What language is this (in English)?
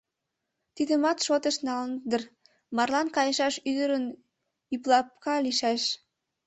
Mari